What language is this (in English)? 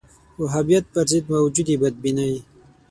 Pashto